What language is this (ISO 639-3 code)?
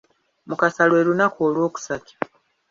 lug